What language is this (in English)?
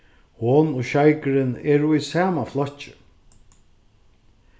Faroese